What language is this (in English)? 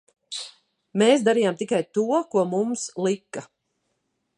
Latvian